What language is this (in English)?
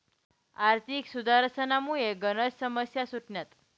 Marathi